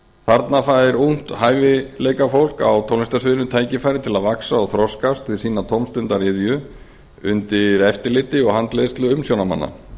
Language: Icelandic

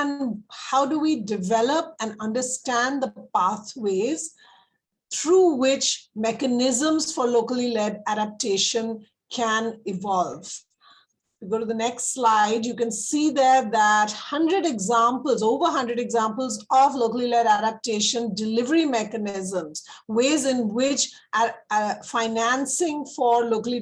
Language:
English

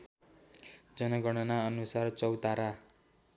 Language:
Nepali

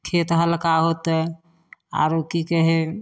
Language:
Maithili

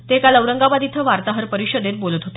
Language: Marathi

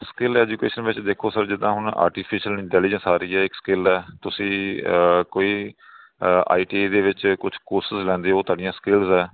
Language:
Punjabi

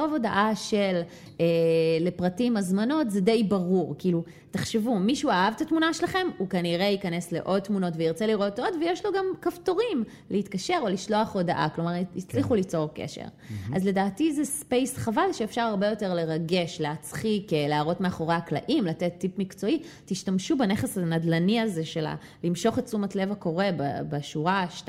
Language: Hebrew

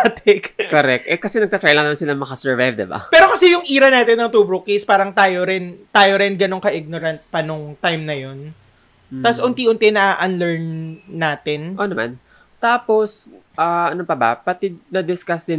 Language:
Filipino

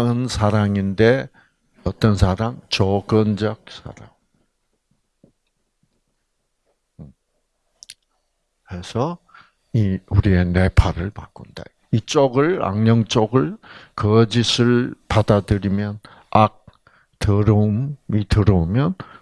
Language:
Korean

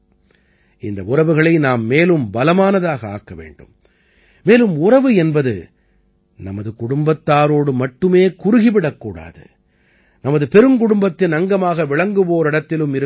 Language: Tamil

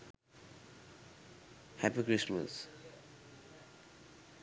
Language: Sinhala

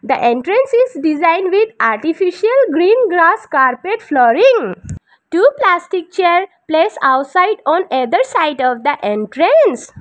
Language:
English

